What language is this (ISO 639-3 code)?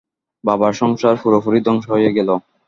ben